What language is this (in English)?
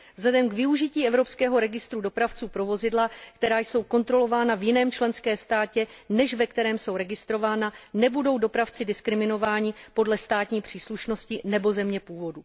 Czech